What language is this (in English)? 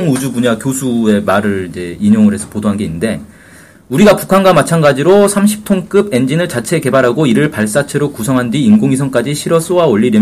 Korean